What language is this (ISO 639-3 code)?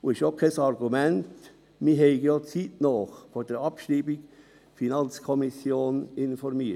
gsw